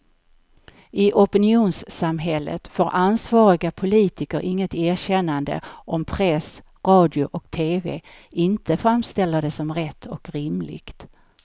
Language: Swedish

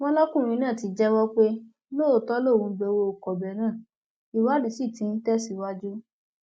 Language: Yoruba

